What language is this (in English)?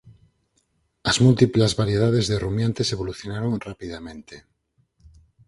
Galician